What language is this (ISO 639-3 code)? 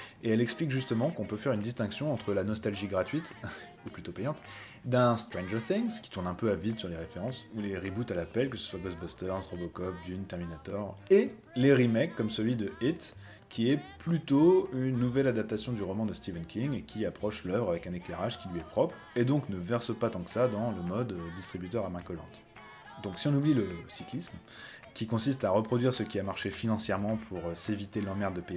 fra